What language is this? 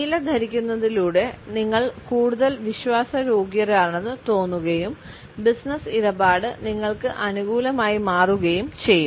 Malayalam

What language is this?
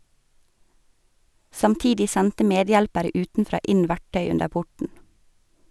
Norwegian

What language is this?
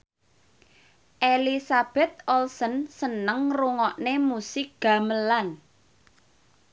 Javanese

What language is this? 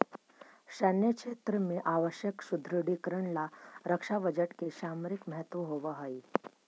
Magahi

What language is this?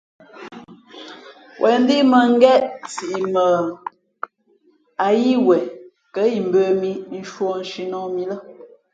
Fe'fe'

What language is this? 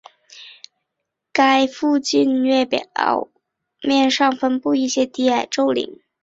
Chinese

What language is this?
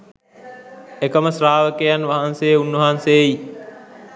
Sinhala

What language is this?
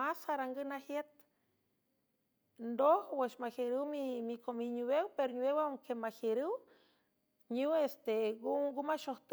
San Francisco Del Mar Huave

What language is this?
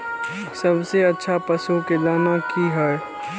Maithili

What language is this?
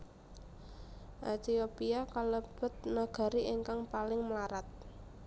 Javanese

